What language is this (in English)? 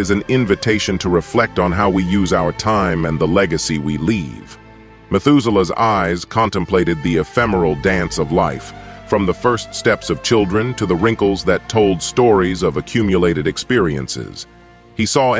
English